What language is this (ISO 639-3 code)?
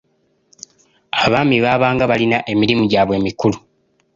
lug